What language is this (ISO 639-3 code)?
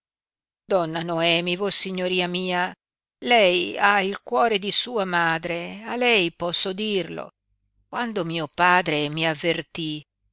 ita